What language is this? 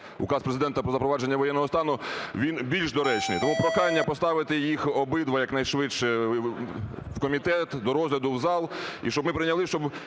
Ukrainian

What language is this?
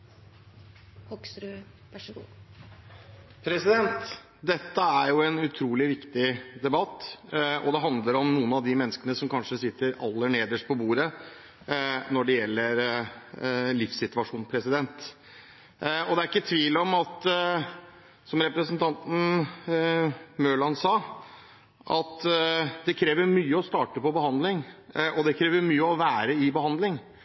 Norwegian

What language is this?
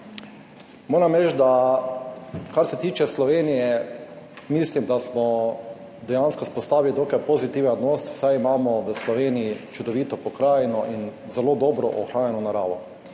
Slovenian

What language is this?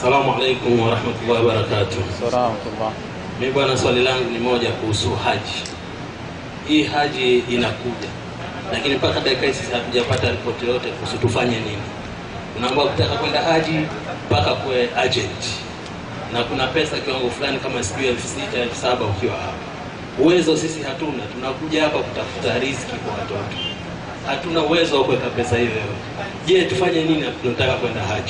Swahili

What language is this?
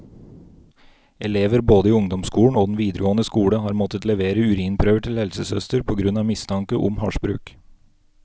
Norwegian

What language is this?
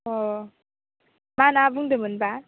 Bodo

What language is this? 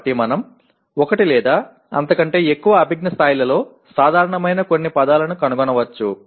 Telugu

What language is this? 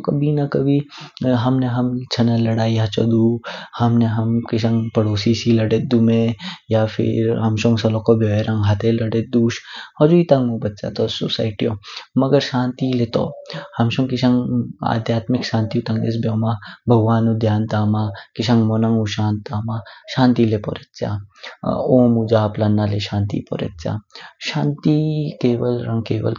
Kinnauri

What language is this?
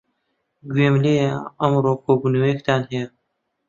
Central Kurdish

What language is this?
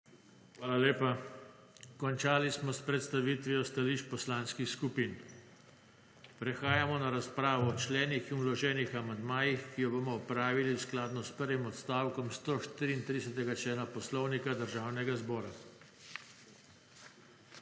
Slovenian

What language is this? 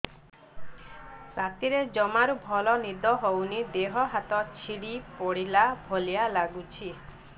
Odia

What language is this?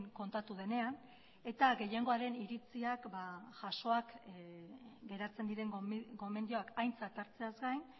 Basque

